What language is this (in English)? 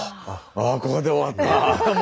Japanese